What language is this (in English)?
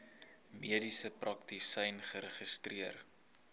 Afrikaans